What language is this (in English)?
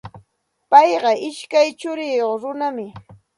Santa Ana de Tusi Pasco Quechua